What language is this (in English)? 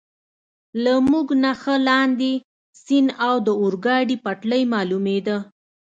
Pashto